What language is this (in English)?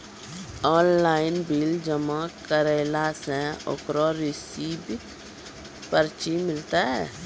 Maithili